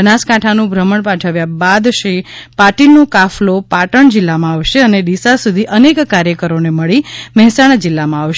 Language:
Gujarati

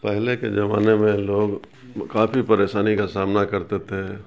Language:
Urdu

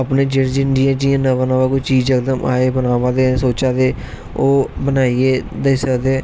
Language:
Dogri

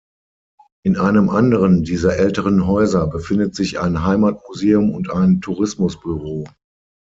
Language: German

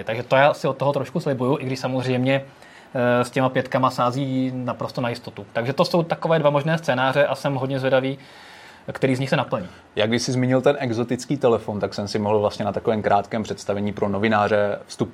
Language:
Czech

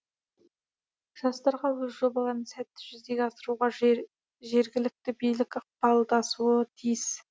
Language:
Kazakh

